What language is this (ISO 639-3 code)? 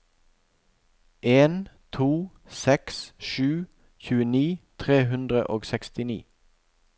nor